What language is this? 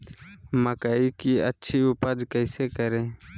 Magahi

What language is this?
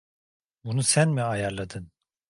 Turkish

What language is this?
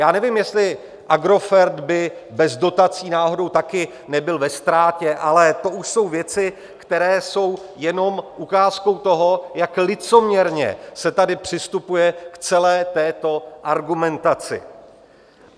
Czech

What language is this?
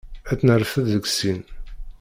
Kabyle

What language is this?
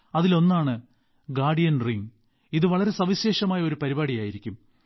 Malayalam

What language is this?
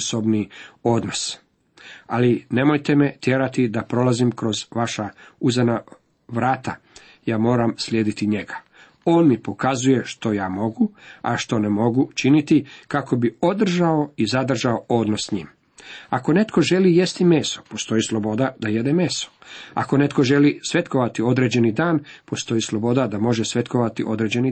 Croatian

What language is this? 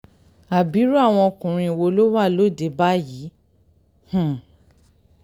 Yoruba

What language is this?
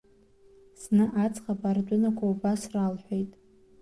Abkhazian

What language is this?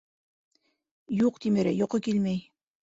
Bashkir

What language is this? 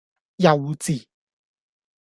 Cantonese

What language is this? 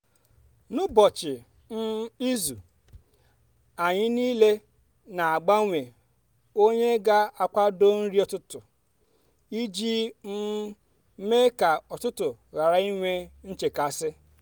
Igbo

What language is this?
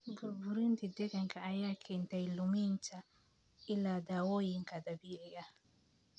Somali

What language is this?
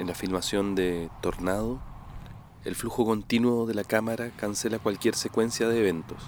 Spanish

